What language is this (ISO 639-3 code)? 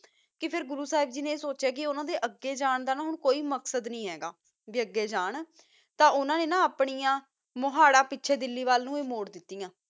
pan